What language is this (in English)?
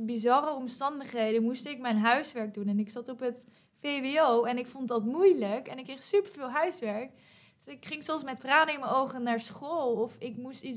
Dutch